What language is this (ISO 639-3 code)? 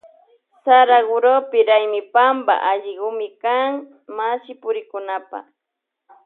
qvj